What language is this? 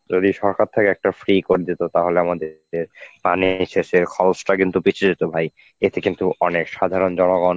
Bangla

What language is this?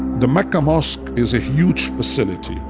English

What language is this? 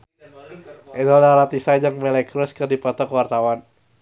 Sundanese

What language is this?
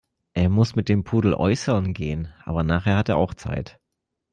German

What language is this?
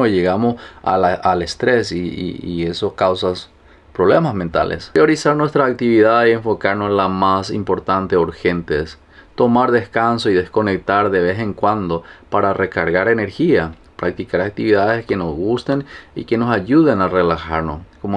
Spanish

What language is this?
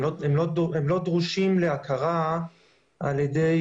Hebrew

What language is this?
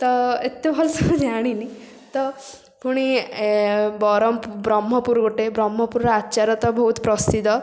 Odia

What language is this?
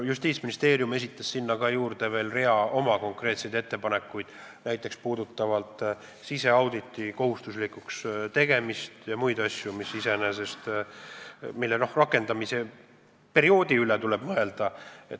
Estonian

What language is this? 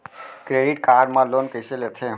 Chhattisgarhi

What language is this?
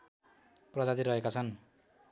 Nepali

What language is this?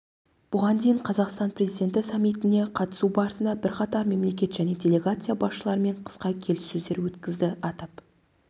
Kazakh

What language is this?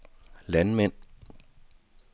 Danish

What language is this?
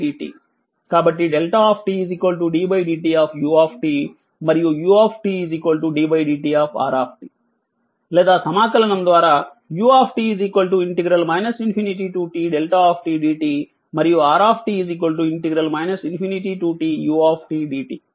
Telugu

